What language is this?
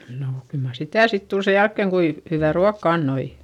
Finnish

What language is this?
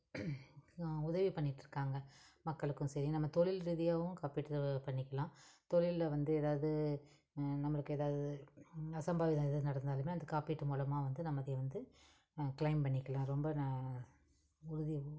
Tamil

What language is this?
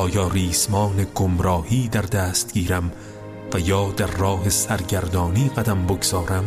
Persian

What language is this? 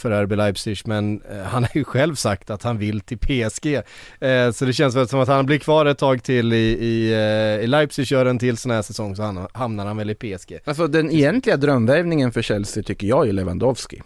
Swedish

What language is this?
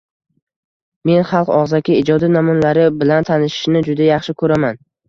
Uzbek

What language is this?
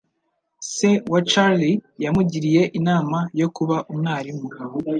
Kinyarwanda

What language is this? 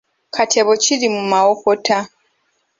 Ganda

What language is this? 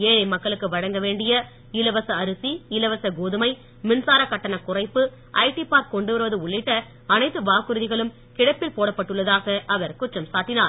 Tamil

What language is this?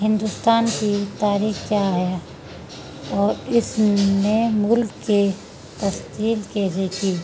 Urdu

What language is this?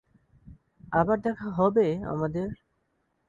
Bangla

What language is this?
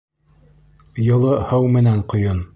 Bashkir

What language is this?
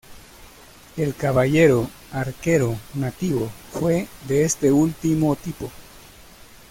Spanish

